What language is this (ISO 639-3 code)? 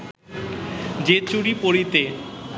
ben